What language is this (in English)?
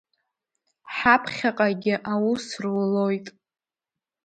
Abkhazian